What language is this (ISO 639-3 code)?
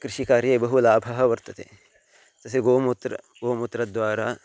san